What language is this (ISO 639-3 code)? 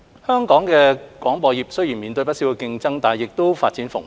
yue